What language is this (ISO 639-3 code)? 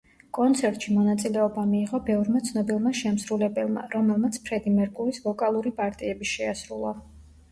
kat